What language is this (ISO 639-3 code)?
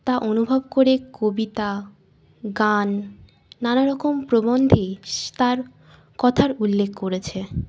ben